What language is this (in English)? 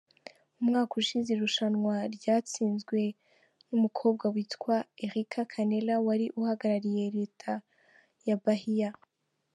Kinyarwanda